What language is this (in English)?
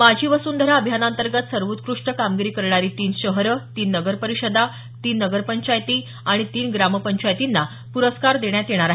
Marathi